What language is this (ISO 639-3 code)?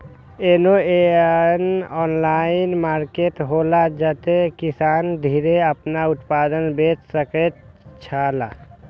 mai